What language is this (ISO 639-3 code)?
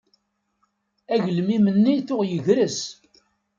kab